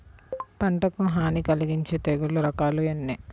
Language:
Telugu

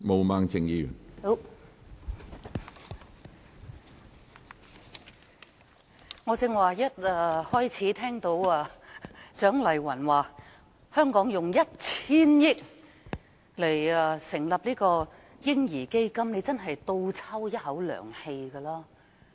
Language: Cantonese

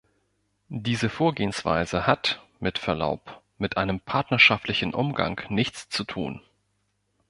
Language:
German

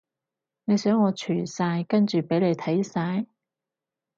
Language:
Cantonese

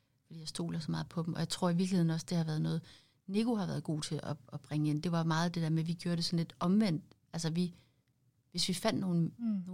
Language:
Danish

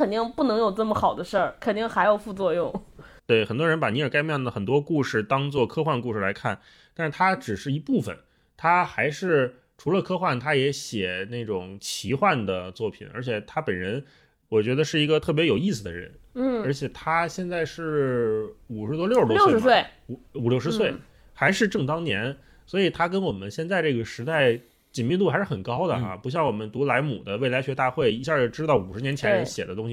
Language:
Chinese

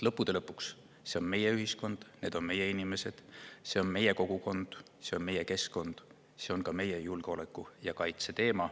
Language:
Estonian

